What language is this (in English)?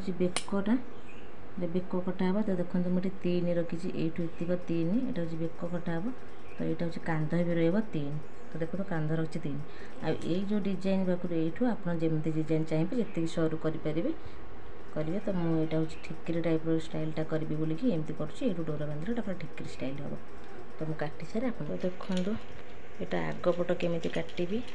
Hindi